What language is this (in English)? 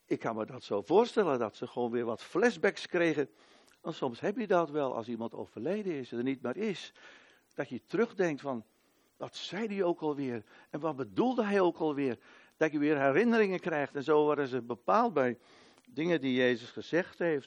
Dutch